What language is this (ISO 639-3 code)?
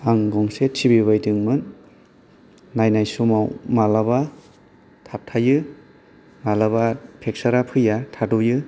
brx